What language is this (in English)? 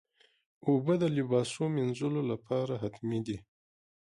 Pashto